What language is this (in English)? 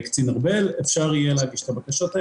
Hebrew